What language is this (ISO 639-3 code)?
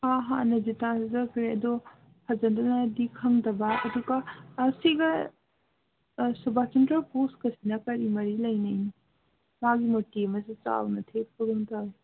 mni